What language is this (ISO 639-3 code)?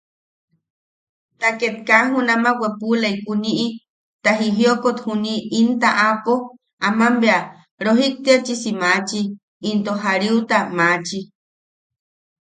yaq